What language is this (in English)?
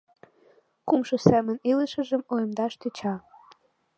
Mari